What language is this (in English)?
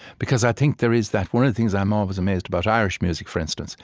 English